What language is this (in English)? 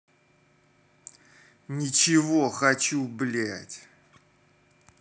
Russian